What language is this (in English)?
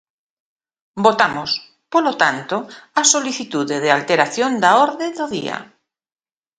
Galician